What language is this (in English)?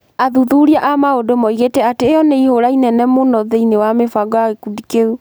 Kikuyu